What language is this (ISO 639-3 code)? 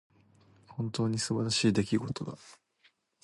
jpn